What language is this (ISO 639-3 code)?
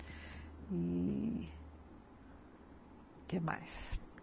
por